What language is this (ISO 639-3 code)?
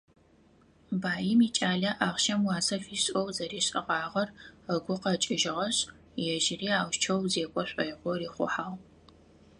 ady